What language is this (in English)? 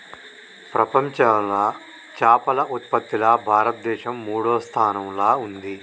Telugu